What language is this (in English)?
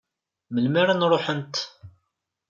Kabyle